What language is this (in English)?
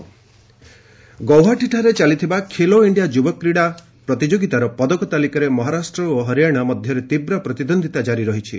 Odia